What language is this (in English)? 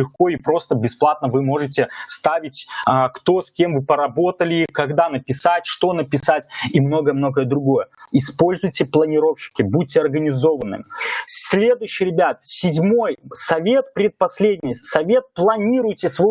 Russian